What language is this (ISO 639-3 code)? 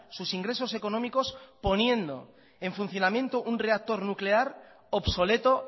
spa